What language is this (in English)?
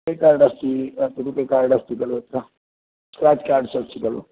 Sanskrit